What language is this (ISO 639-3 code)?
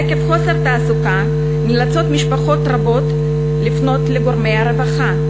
heb